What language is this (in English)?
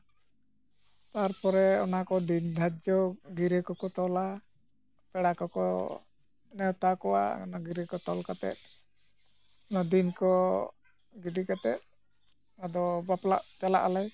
Santali